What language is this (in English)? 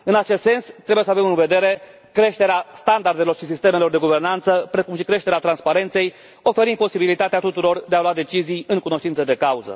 Romanian